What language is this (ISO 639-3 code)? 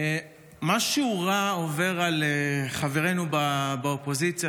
heb